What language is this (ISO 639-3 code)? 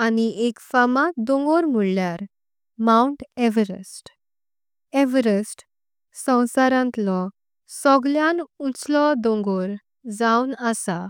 kok